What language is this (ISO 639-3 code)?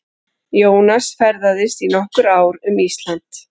isl